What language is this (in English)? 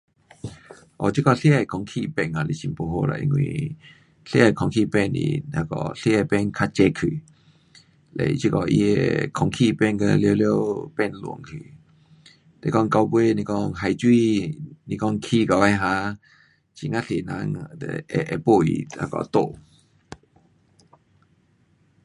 Pu-Xian Chinese